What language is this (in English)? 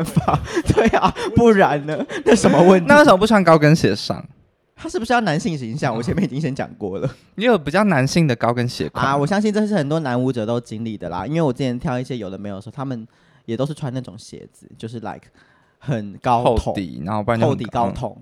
Chinese